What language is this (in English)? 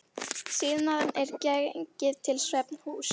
Icelandic